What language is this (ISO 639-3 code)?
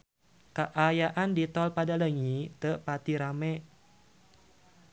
sun